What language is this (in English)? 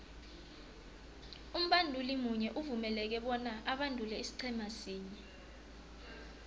South Ndebele